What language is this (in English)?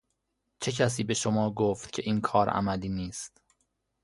Persian